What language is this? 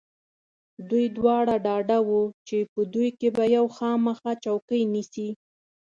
Pashto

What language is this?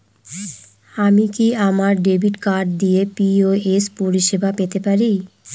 Bangla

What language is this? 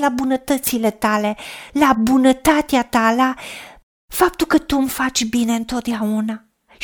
Romanian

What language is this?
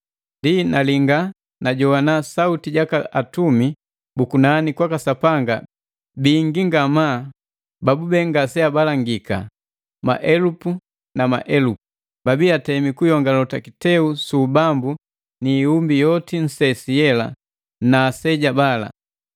Matengo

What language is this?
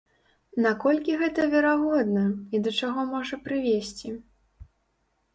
Belarusian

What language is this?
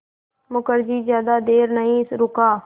Hindi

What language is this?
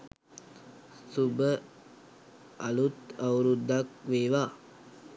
Sinhala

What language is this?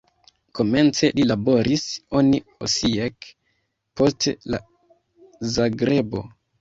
Esperanto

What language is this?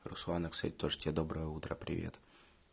Russian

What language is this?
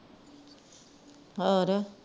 Punjabi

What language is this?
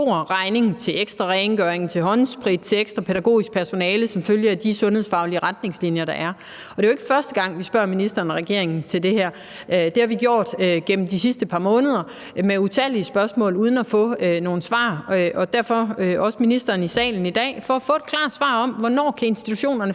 Danish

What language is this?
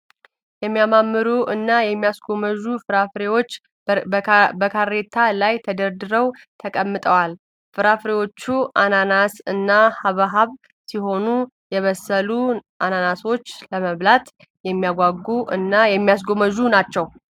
Amharic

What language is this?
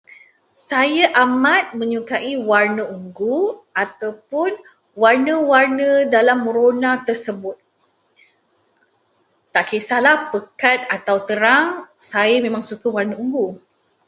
Malay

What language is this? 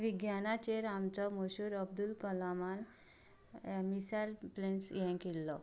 Konkani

